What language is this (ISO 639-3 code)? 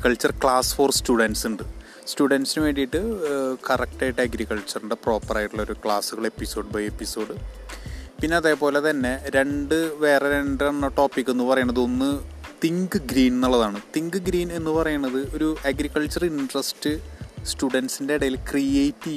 mal